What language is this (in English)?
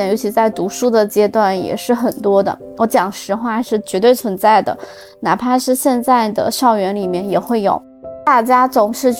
Chinese